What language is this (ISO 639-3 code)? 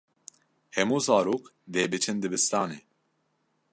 kur